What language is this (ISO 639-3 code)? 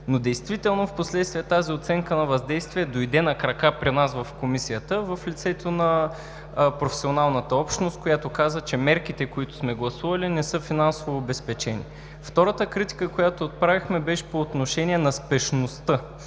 bul